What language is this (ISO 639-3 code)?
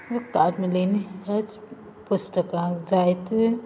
kok